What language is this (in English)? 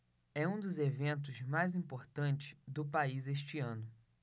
Portuguese